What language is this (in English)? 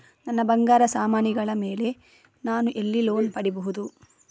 Kannada